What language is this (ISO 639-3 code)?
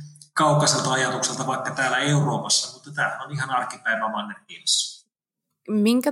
fin